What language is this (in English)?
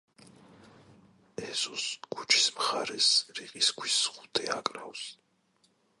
Georgian